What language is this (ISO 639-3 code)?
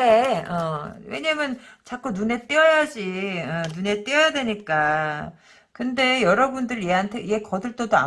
kor